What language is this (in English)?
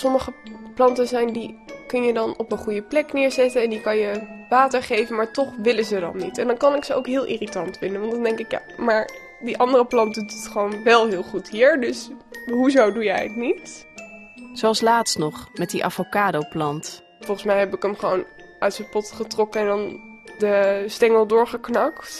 Dutch